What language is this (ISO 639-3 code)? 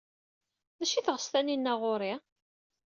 kab